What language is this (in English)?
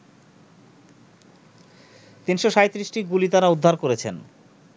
Bangla